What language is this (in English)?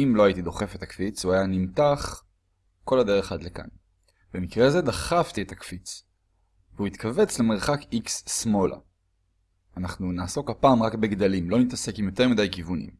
Hebrew